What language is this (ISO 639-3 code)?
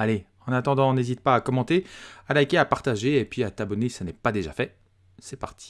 fra